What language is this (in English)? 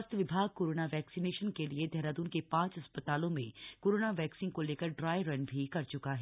Hindi